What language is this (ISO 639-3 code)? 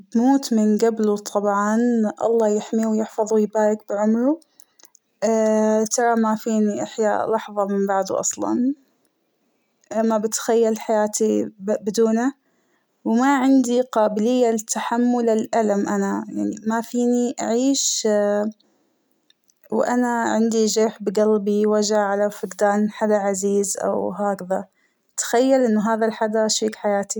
acw